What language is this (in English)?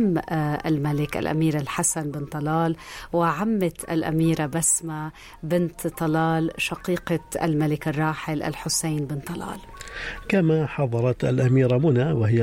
Arabic